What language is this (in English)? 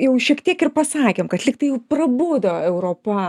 Lithuanian